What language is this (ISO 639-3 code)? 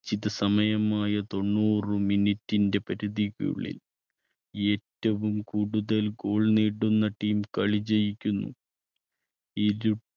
mal